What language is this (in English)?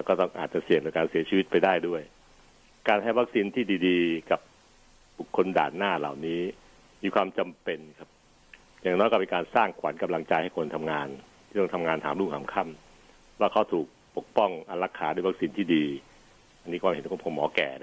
Thai